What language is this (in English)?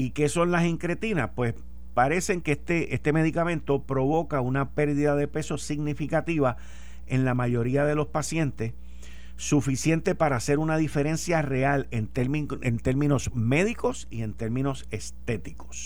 Spanish